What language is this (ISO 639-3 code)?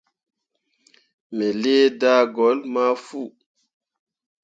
mua